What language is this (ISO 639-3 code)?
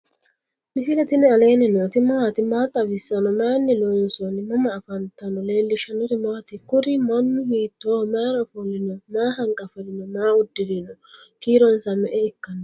sid